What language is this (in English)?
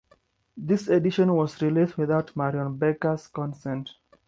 English